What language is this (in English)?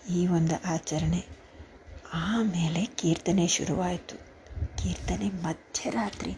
Kannada